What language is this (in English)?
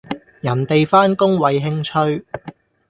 Cantonese